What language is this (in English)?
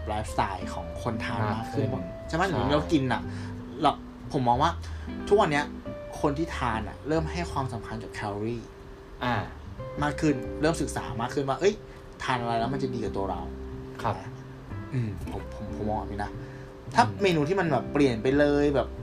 Thai